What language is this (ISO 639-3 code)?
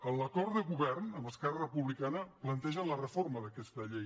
cat